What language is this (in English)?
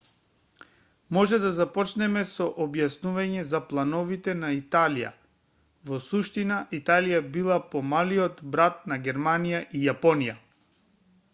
Macedonian